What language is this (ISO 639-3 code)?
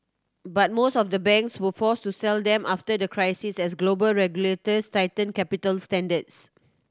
eng